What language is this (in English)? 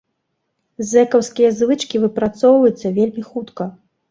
Belarusian